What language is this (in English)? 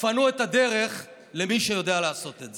Hebrew